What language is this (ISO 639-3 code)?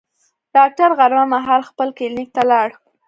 pus